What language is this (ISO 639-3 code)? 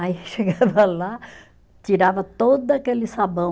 por